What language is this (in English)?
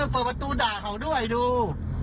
Thai